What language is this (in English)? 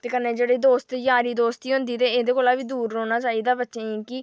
Dogri